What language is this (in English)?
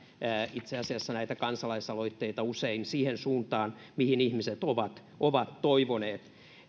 Finnish